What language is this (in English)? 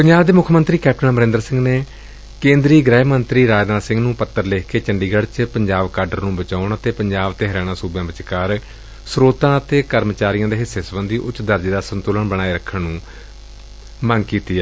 Punjabi